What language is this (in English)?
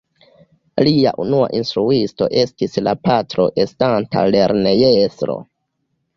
Esperanto